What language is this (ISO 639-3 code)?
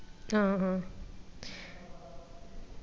mal